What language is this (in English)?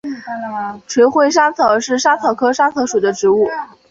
Chinese